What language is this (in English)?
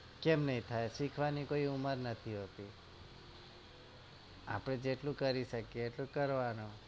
Gujarati